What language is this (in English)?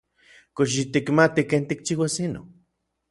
Orizaba Nahuatl